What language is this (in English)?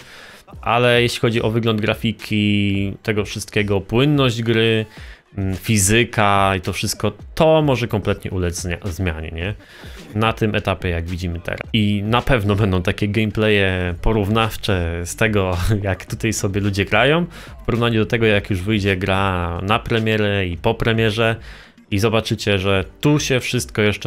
Polish